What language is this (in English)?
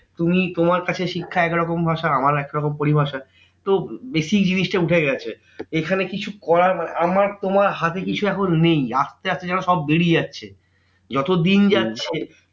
Bangla